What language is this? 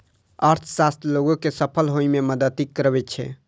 Maithili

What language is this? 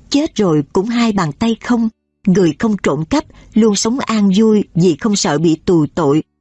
Vietnamese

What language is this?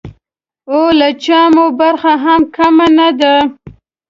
Pashto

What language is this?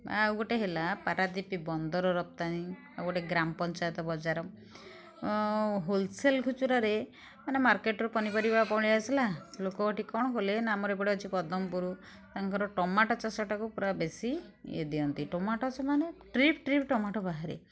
Odia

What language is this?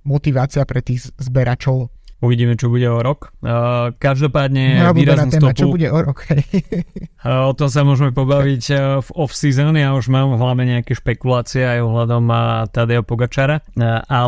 Slovak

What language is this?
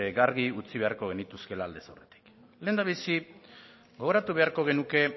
Basque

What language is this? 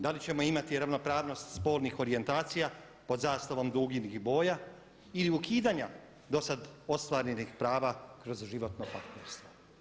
Croatian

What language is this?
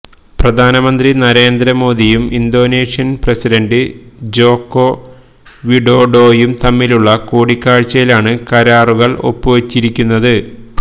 Malayalam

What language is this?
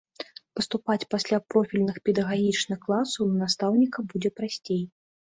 Belarusian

